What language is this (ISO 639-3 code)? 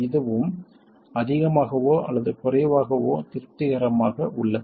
tam